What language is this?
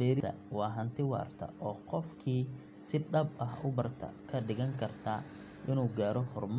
Somali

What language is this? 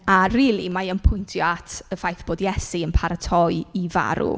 Welsh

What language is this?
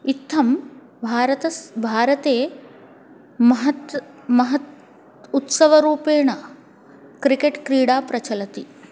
Sanskrit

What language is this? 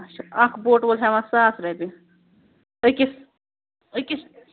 Kashmiri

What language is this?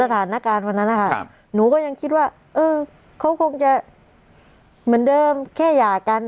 Thai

